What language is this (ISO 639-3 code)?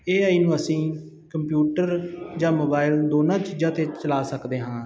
pan